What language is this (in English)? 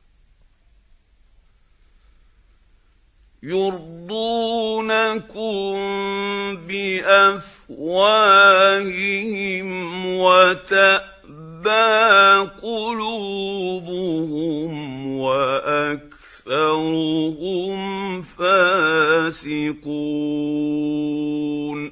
Arabic